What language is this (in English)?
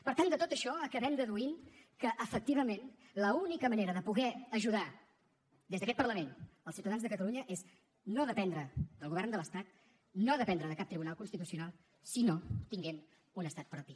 Catalan